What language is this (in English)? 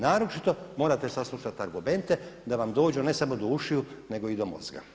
Croatian